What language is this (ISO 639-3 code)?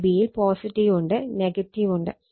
mal